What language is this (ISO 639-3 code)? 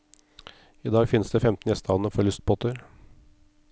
nor